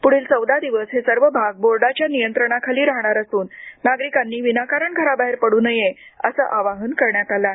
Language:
Marathi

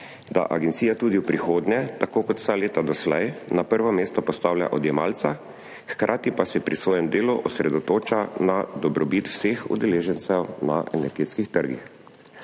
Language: Slovenian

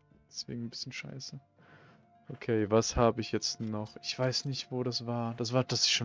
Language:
German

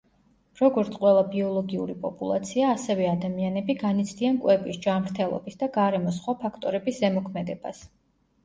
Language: Georgian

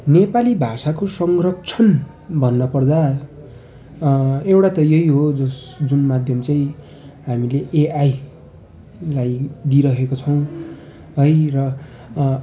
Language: Nepali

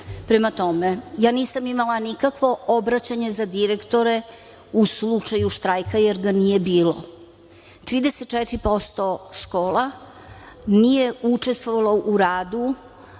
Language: Serbian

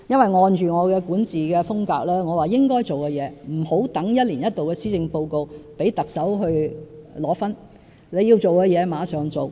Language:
Cantonese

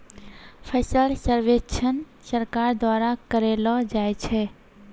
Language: Maithili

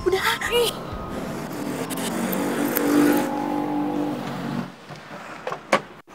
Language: Indonesian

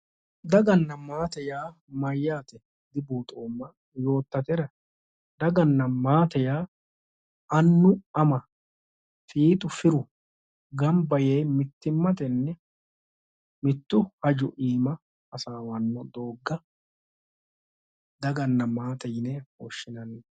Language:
Sidamo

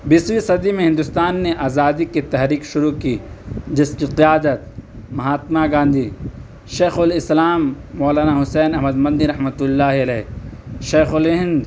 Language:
Urdu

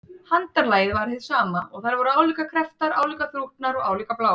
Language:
Icelandic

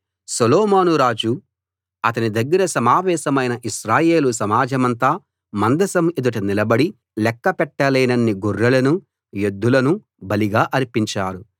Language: Telugu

